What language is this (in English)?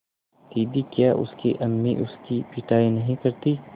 Hindi